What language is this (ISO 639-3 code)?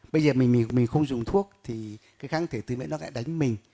vie